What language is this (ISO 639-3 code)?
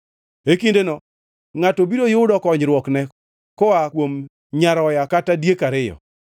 luo